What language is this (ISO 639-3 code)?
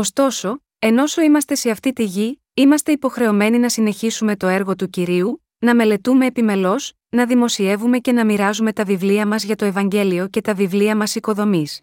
ell